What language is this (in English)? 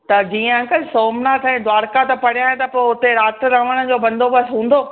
Sindhi